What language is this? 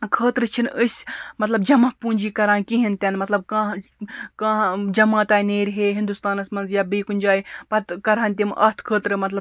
Kashmiri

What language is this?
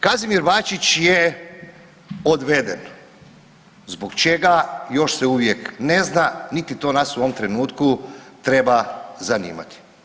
Croatian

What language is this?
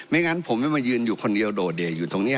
Thai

